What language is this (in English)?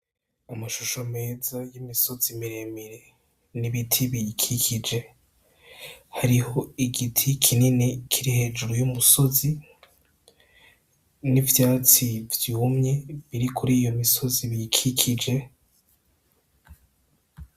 Rundi